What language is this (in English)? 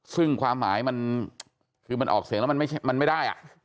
Thai